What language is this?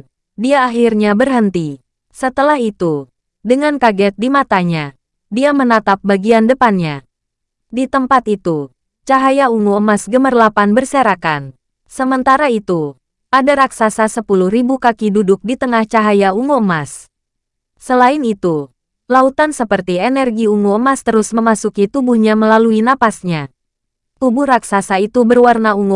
Indonesian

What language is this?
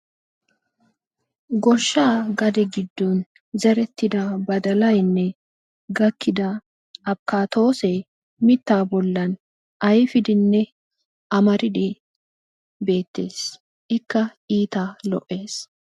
Wolaytta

